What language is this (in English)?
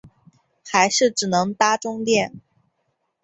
Chinese